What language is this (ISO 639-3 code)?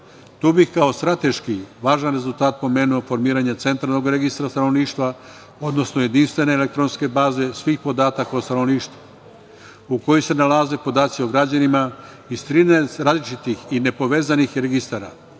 srp